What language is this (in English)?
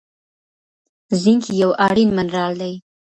Pashto